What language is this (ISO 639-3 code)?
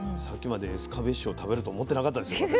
jpn